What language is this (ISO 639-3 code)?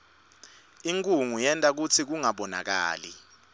ssw